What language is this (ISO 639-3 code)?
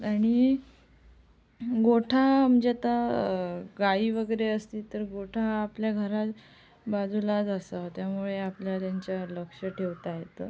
mar